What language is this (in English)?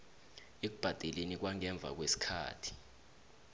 South Ndebele